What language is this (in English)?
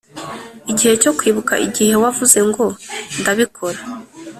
Kinyarwanda